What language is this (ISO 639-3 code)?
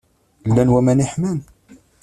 kab